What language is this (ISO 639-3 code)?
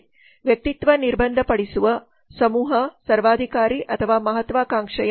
kan